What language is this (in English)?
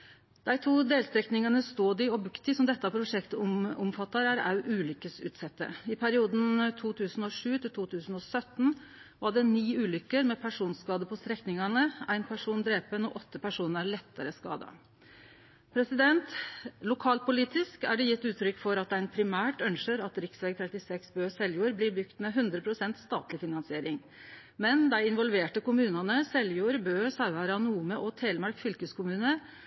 Norwegian Nynorsk